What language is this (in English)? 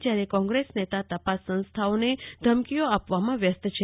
Gujarati